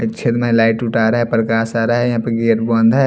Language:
Hindi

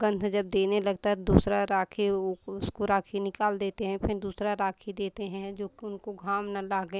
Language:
Hindi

